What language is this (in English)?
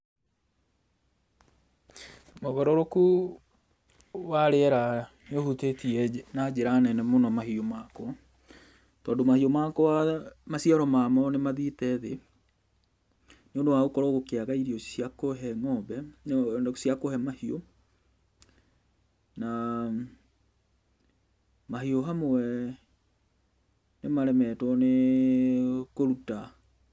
Kikuyu